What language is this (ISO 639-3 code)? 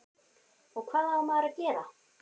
isl